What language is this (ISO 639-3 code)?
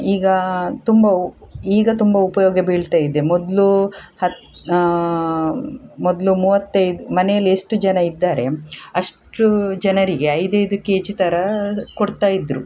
kan